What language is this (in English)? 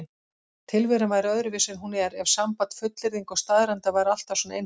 Icelandic